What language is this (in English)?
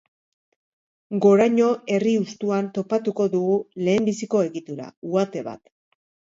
Basque